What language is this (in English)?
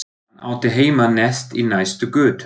Icelandic